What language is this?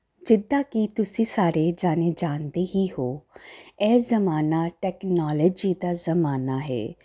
Punjabi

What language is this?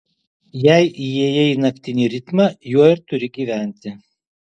Lithuanian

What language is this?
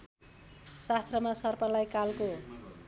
Nepali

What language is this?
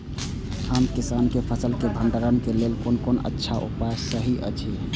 Maithili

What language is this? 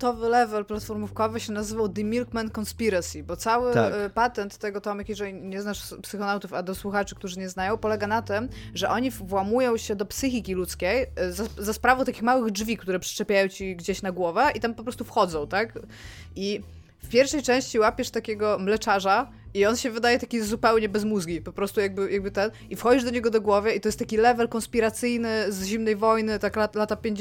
Polish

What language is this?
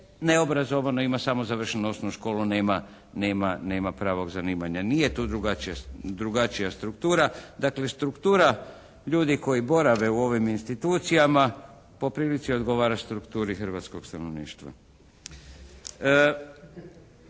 Croatian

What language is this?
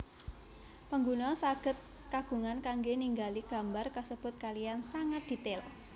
Javanese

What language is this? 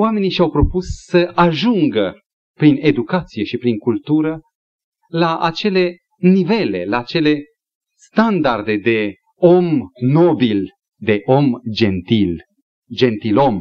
Romanian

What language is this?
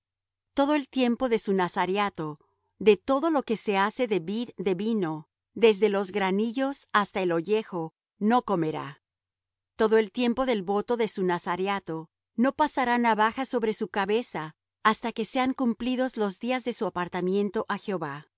Spanish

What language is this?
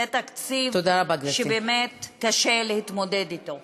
Hebrew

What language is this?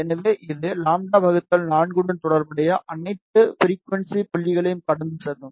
Tamil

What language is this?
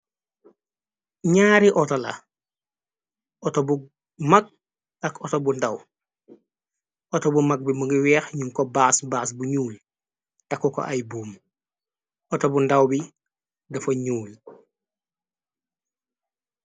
Wolof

